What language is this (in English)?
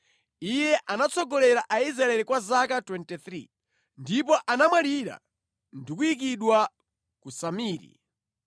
Nyanja